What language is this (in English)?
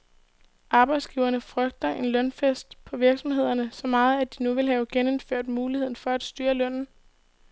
Danish